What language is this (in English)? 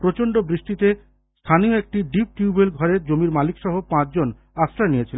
Bangla